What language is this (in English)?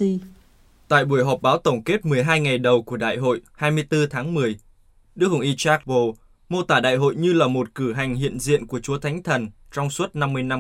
Vietnamese